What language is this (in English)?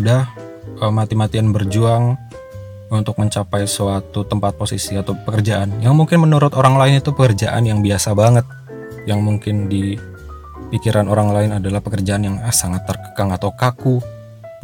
Indonesian